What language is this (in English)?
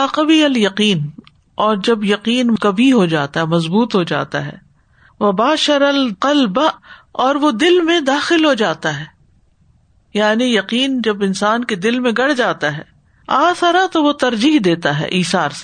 Urdu